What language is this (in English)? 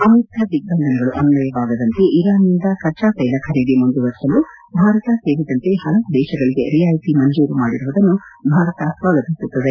Kannada